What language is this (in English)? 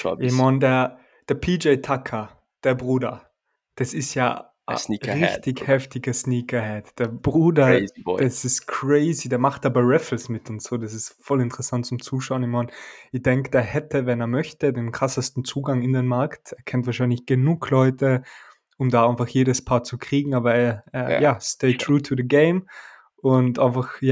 German